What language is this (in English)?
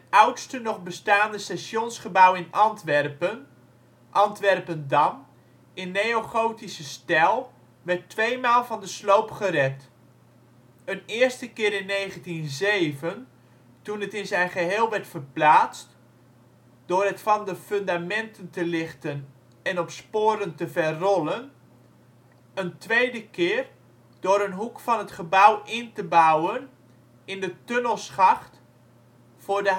Dutch